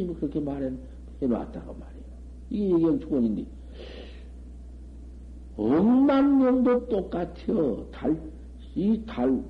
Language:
Korean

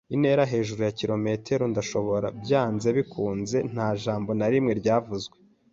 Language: Kinyarwanda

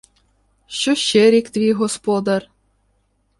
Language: Ukrainian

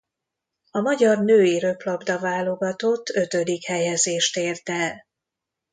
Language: Hungarian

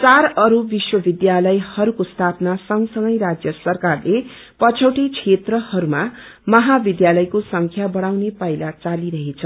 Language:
Nepali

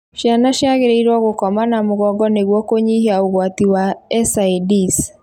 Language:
Kikuyu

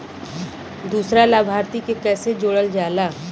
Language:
Bhojpuri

